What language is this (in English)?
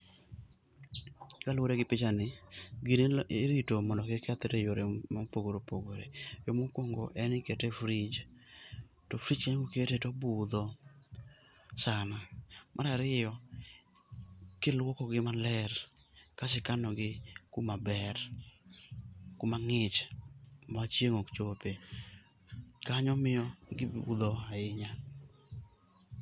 Luo (Kenya and Tanzania)